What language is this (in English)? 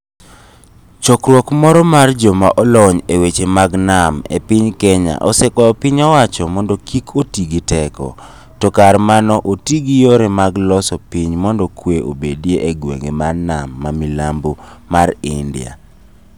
Luo (Kenya and Tanzania)